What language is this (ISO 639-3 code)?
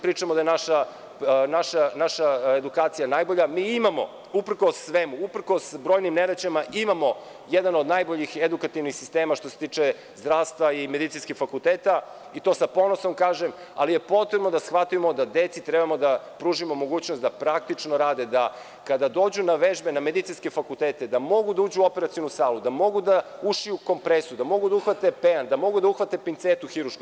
srp